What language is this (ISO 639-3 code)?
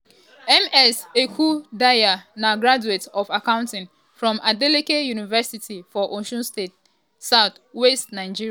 pcm